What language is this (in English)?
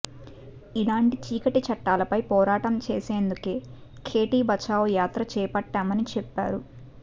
Telugu